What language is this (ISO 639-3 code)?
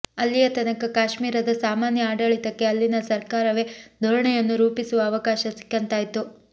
kan